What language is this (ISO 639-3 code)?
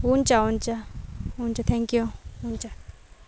nep